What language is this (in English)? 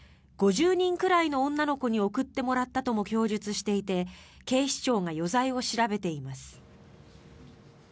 Japanese